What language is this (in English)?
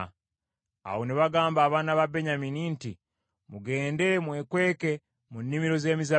Ganda